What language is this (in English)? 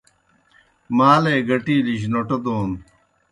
Kohistani Shina